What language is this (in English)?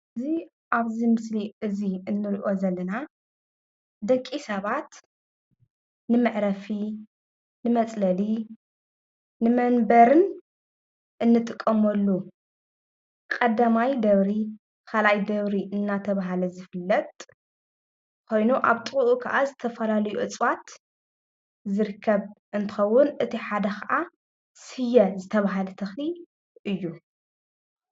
Tigrinya